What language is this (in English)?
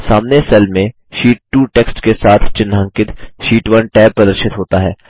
Hindi